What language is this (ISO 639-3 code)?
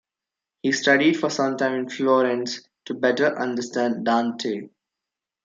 eng